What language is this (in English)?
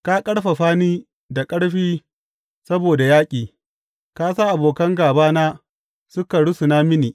Hausa